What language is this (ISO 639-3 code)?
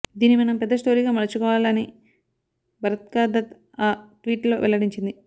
tel